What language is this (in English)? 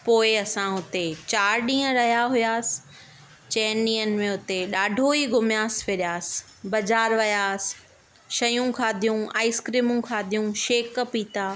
Sindhi